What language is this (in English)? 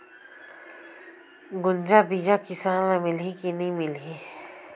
Chhattisgarhi